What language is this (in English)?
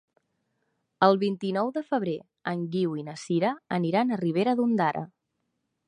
Catalan